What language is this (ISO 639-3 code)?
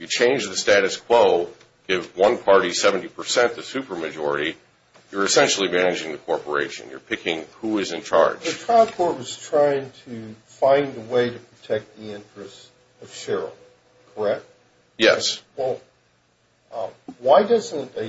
eng